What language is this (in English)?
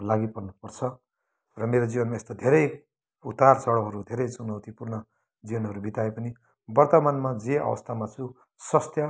Nepali